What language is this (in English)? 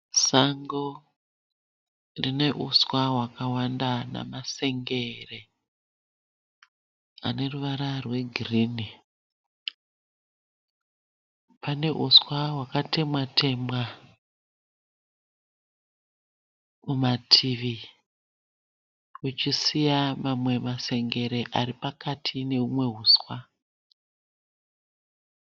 Shona